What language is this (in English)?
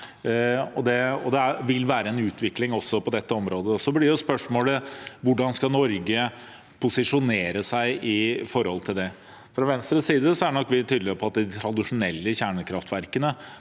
Norwegian